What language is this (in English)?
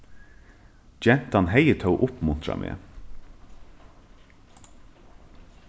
Faroese